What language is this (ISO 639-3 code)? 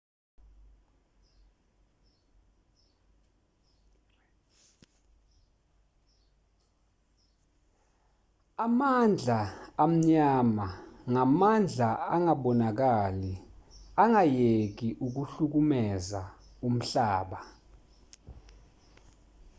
zul